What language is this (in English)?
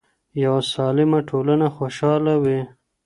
Pashto